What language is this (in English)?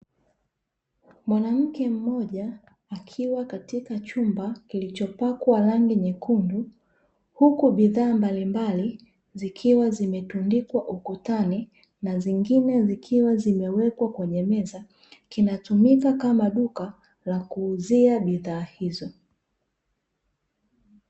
Swahili